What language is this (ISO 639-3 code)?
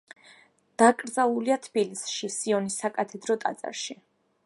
kat